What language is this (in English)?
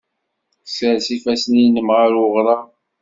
Kabyle